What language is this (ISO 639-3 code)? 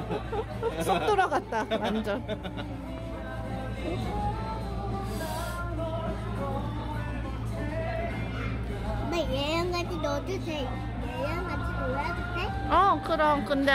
kor